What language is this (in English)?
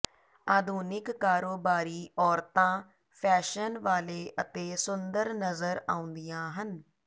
Punjabi